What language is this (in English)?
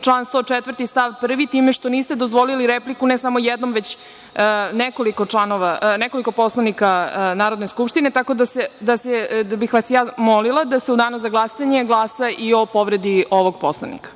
Serbian